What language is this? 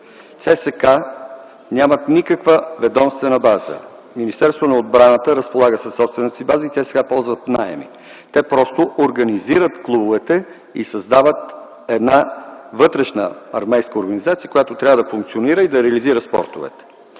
Bulgarian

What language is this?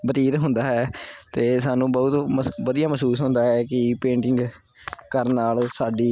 Punjabi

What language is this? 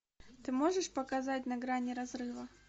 Russian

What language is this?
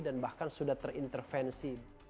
Indonesian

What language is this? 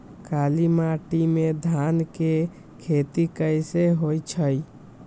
Magahi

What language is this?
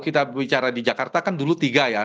Indonesian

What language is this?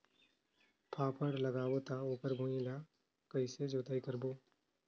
Chhattisgarhi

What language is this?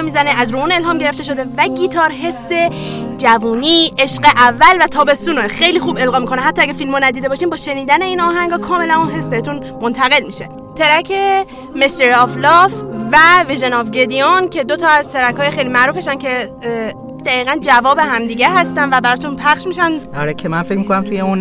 Persian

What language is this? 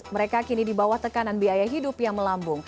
Indonesian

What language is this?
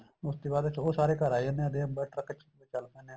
Punjabi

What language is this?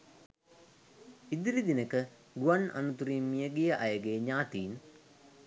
Sinhala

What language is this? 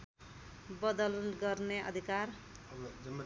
Nepali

